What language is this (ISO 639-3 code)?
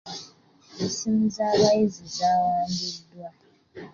lug